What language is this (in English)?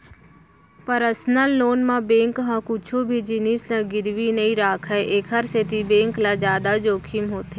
Chhattisgarhi